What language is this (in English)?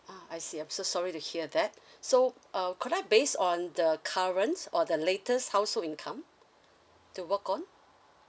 English